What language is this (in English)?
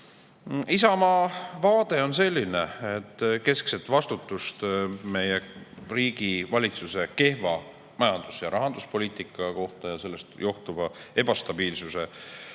Estonian